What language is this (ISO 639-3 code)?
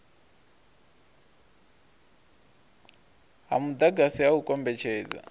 ven